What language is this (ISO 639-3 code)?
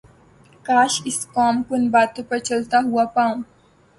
urd